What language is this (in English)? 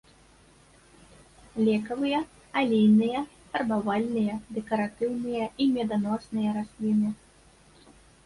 Belarusian